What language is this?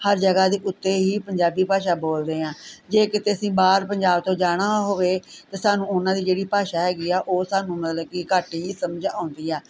Punjabi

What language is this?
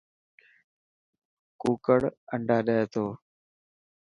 Dhatki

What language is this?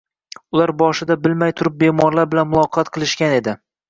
Uzbek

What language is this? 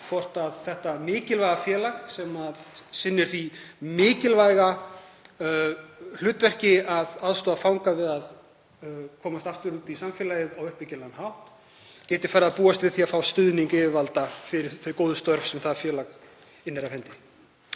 Icelandic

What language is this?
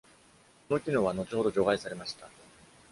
Japanese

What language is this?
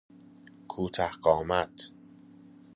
Persian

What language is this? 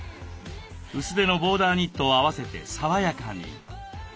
Japanese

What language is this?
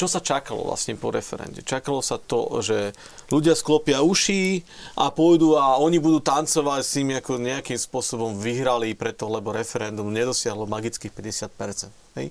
Slovak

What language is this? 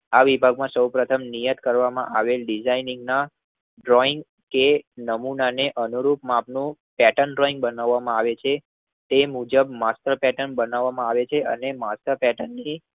Gujarati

